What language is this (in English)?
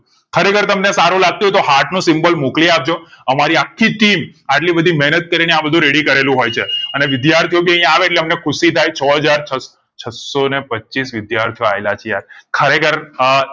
Gujarati